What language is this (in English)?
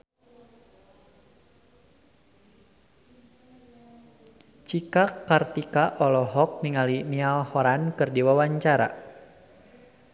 Sundanese